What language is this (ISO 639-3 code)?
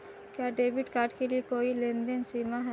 hin